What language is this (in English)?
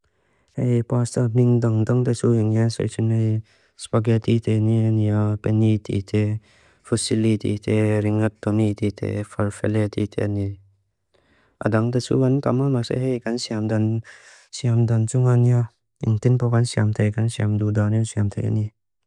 Mizo